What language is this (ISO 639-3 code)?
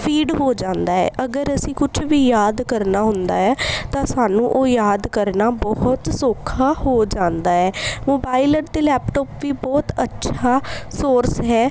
pan